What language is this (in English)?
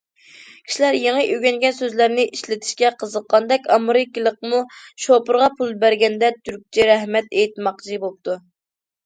Uyghur